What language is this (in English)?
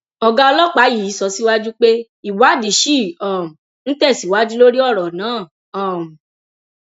Yoruba